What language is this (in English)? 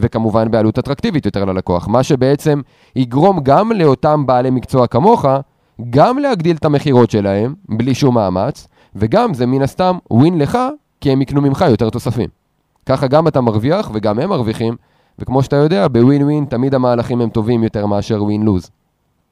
Hebrew